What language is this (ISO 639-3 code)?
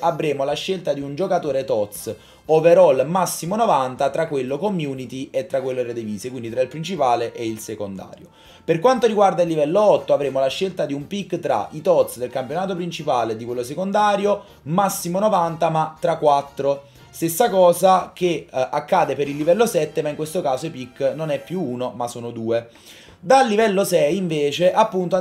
ita